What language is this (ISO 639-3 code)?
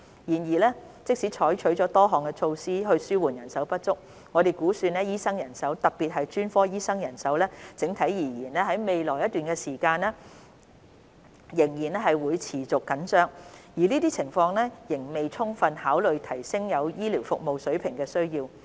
yue